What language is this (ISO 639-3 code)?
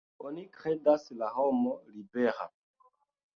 epo